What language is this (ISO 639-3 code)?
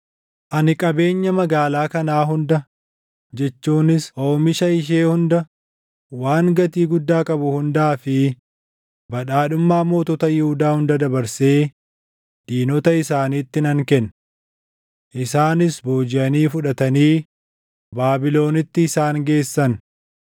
orm